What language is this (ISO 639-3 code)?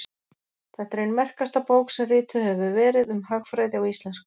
isl